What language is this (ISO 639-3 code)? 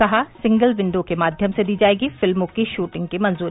hin